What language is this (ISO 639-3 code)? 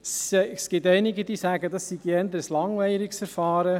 gsw